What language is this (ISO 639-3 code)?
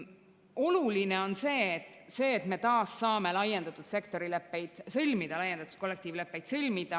est